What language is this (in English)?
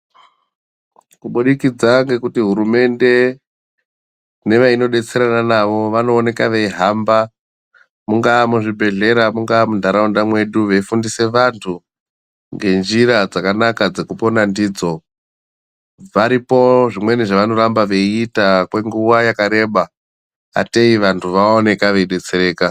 Ndau